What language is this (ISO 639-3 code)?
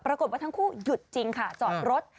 tha